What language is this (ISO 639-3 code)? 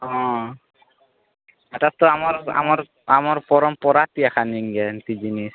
ori